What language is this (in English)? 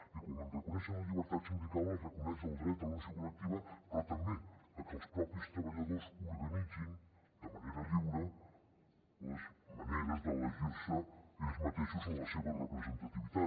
Catalan